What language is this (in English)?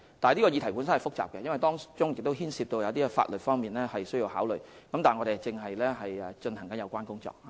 Cantonese